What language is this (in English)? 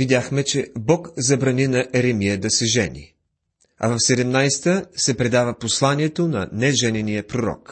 Bulgarian